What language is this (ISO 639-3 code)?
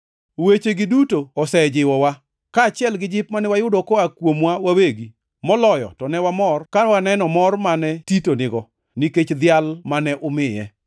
luo